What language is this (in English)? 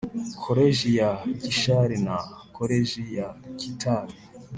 Kinyarwanda